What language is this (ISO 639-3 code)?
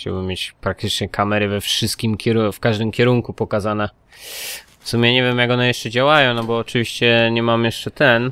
pol